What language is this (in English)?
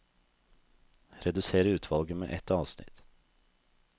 Norwegian